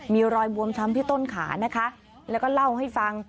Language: Thai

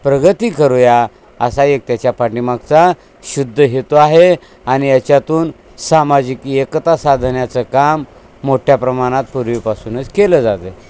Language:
Marathi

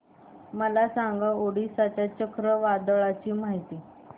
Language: Marathi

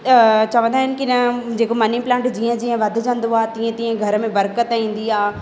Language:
Sindhi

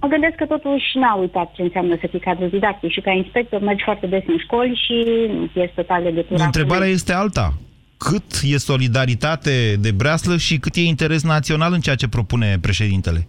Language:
Romanian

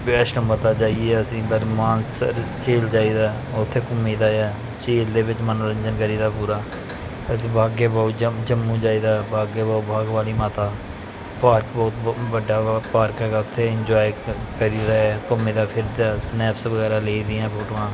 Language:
Punjabi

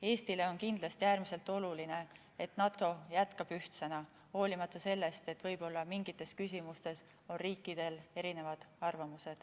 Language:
Estonian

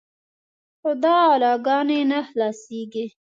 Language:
Pashto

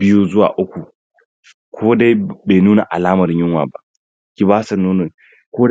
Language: Hausa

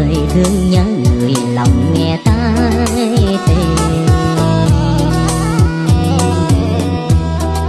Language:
Vietnamese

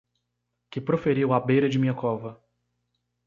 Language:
Portuguese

